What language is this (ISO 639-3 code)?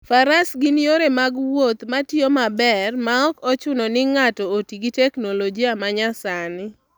luo